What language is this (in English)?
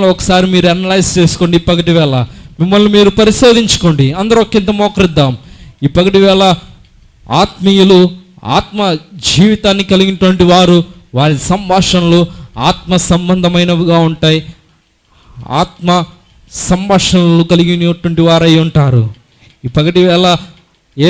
Indonesian